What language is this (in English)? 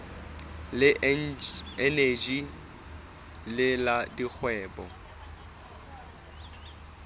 Southern Sotho